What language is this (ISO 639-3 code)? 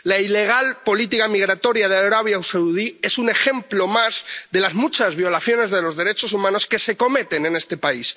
spa